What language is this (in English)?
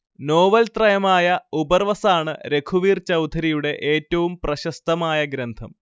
Malayalam